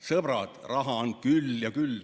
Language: Estonian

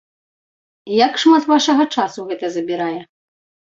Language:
Belarusian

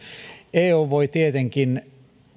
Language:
Finnish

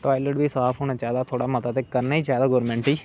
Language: Dogri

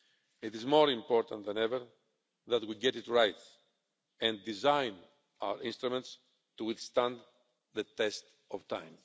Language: English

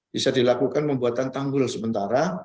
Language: Indonesian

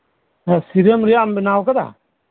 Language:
Santali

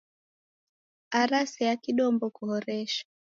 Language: Taita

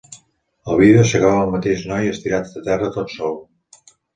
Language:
Catalan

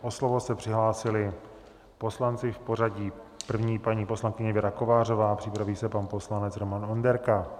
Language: Czech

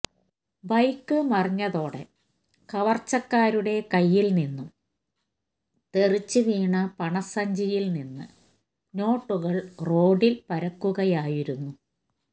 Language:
Malayalam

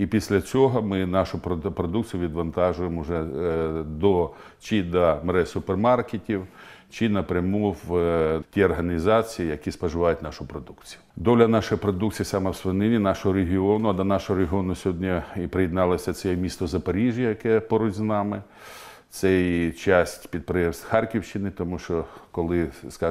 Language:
Ukrainian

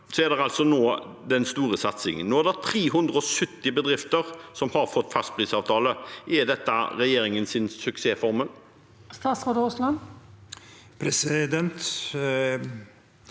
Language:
Norwegian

